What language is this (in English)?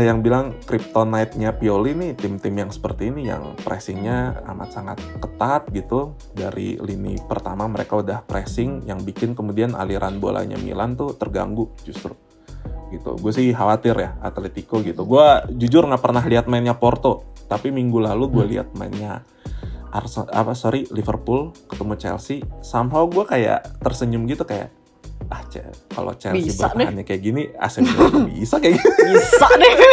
Indonesian